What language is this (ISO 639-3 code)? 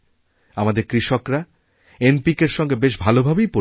ben